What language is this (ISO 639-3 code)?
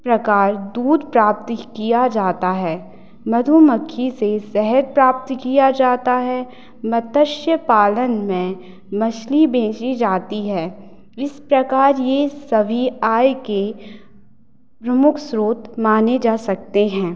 hin